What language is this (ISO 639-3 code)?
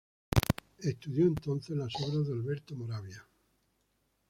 spa